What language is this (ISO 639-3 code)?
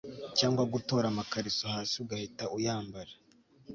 kin